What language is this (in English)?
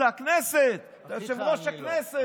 Hebrew